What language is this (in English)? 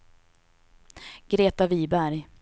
Swedish